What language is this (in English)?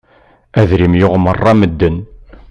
Kabyle